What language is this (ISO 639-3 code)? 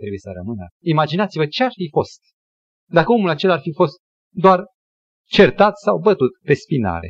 ron